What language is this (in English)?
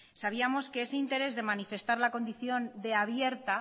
Spanish